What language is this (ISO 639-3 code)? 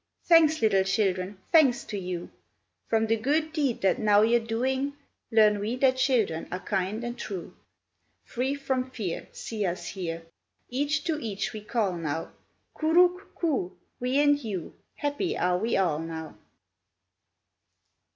eng